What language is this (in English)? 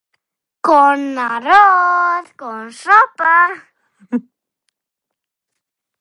Galician